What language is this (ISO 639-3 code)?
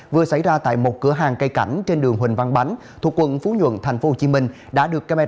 vie